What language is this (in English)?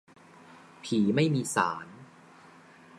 Thai